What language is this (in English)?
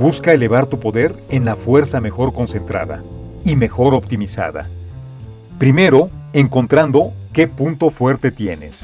Spanish